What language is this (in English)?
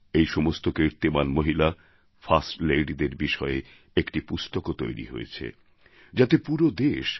Bangla